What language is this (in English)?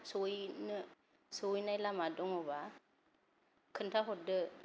Bodo